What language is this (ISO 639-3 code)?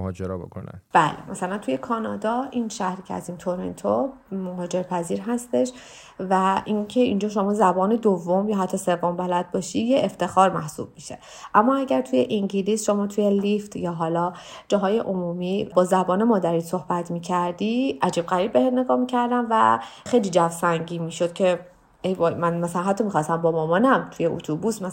fas